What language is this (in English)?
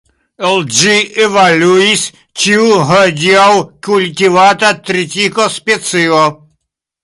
Esperanto